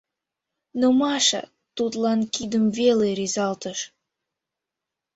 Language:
Mari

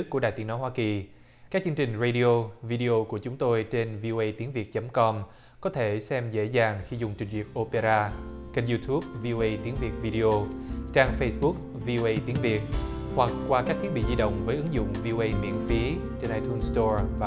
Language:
Vietnamese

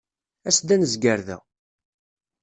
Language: Kabyle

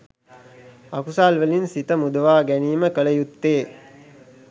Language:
Sinhala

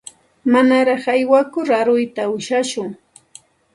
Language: Santa Ana de Tusi Pasco Quechua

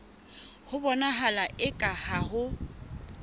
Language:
Southern Sotho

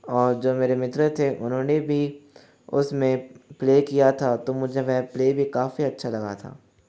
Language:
Hindi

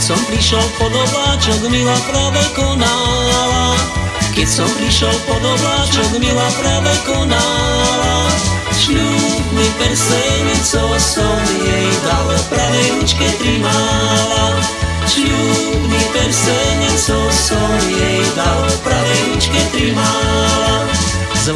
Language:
Slovak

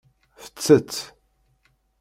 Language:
Kabyle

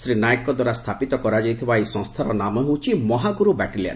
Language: Odia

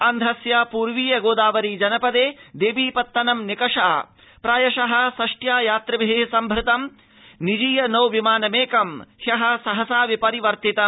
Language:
Sanskrit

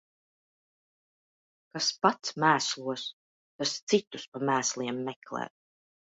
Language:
Latvian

